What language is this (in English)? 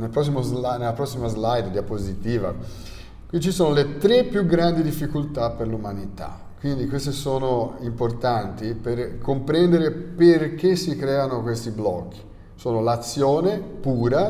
Italian